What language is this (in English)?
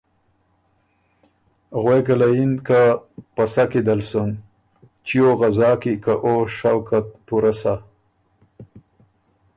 Ormuri